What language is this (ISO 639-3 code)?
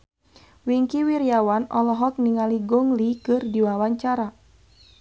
sun